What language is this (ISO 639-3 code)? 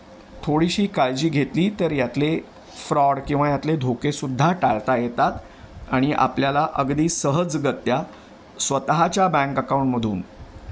mar